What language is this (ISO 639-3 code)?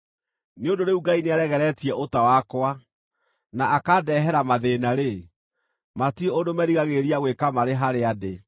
kik